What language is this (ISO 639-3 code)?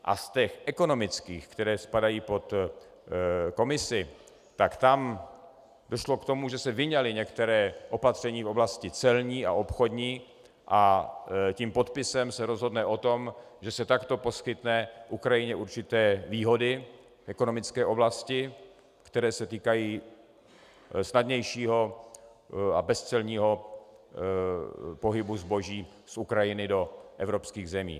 ces